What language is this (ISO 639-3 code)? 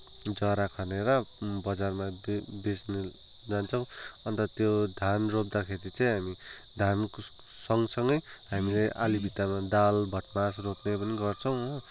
nep